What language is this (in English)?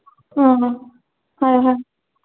Manipuri